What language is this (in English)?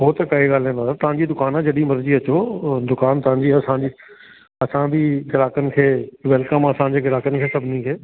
Sindhi